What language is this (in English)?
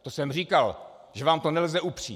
Czech